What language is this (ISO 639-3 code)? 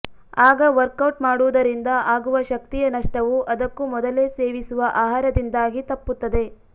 kan